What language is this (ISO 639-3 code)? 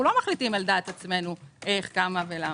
heb